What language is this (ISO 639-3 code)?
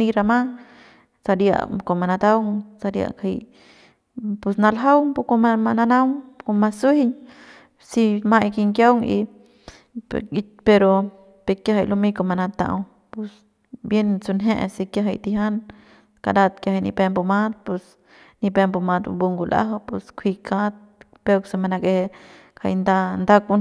pbs